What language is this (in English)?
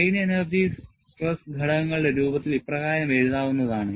Malayalam